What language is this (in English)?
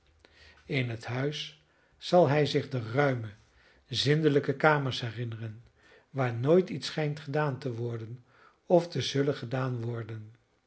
Dutch